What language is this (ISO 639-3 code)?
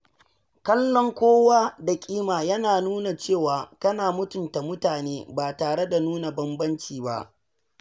hau